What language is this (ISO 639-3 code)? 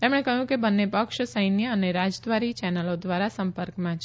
guj